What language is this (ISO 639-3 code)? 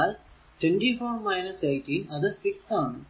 mal